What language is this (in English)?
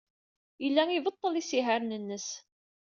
Kabyle